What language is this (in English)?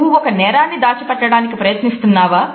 Telugu